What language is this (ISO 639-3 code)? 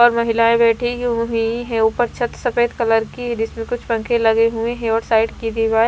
hin